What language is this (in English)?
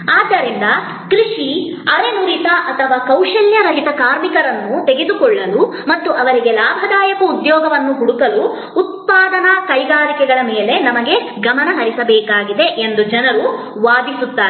Kannada